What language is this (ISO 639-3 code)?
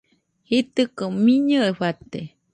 hux